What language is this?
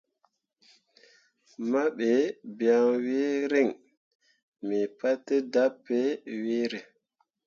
Mundang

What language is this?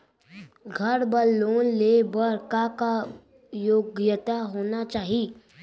Chhattisgarhi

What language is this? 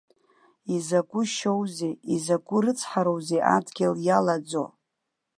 Abkhazian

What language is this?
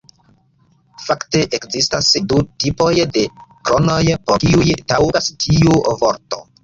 Esperanto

